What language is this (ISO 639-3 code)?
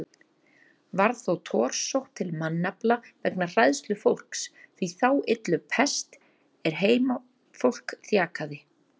isl